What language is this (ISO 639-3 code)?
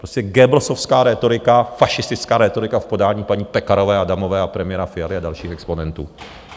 ces